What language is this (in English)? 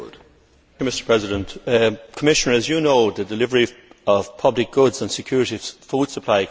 English